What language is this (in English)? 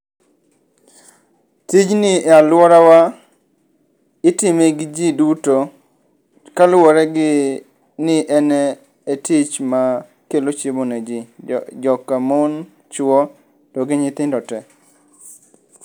Luo (Kenya and Tanzania)